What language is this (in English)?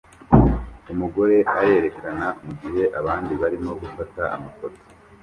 Kinyarwanda